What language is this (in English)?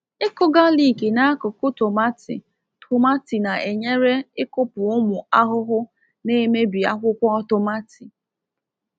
Igbo